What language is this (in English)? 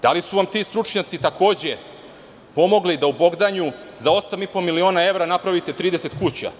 Serbian